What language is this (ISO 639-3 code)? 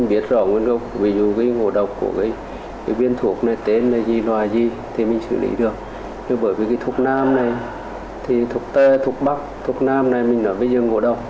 vie